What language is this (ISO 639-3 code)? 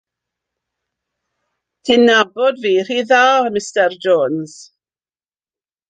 cym